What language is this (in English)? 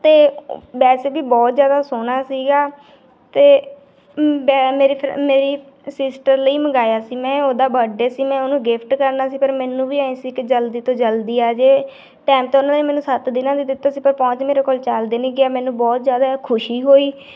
Punjabi